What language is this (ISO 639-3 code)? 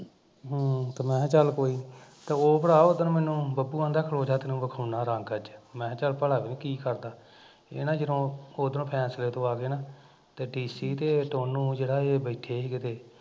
pan